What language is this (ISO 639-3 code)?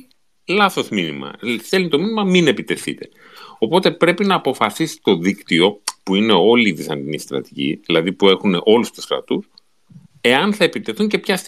ell